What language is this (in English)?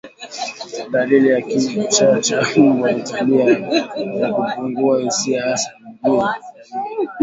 Swahili